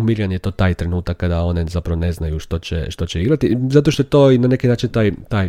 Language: Croatian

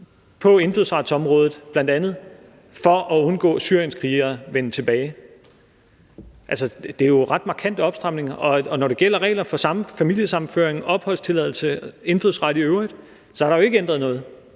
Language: Danish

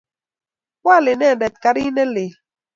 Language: Kalenjin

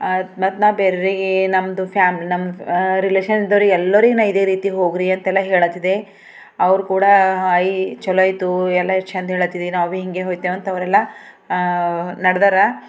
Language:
Kannada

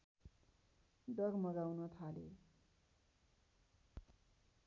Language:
Nepali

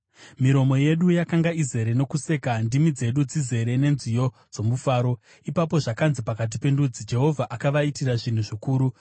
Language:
Shona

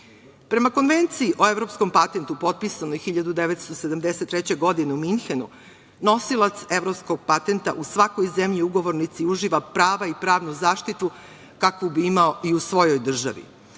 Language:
Serbian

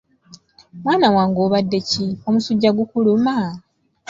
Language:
Ganda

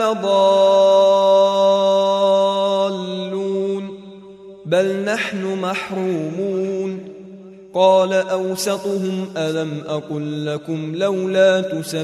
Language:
Arabic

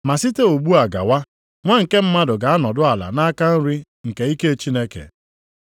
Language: Igbo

